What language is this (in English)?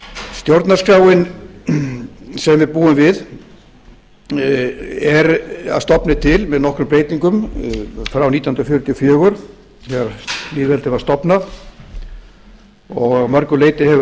Icelandic